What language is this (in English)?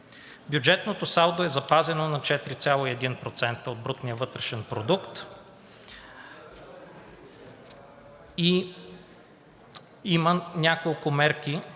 Bulgarian